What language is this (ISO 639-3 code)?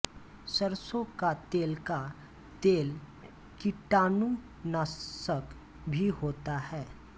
hin